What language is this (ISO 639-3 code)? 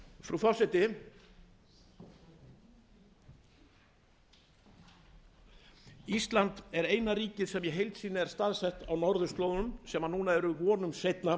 isl